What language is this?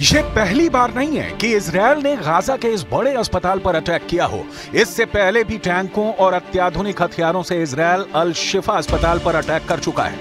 Hindi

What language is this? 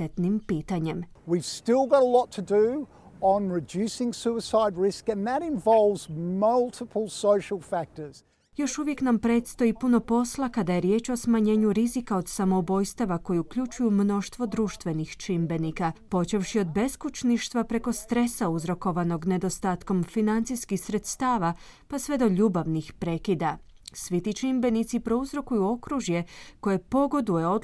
Croatian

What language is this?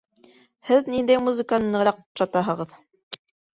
Bashkir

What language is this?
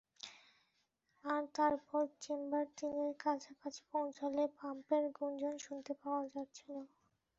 Bangla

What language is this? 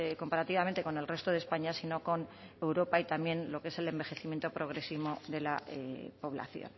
Spanish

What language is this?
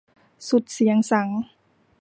Thai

